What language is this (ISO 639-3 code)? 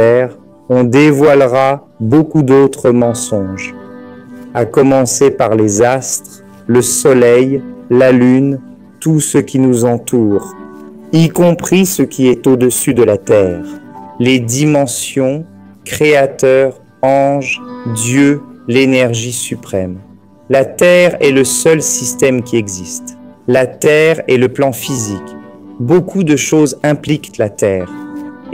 fra